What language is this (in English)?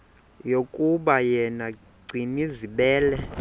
Xhosa